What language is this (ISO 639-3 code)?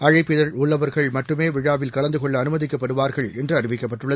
tam